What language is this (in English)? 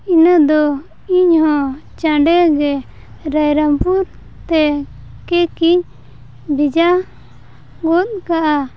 Santali